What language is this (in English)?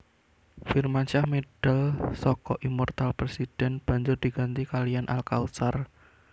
Javanese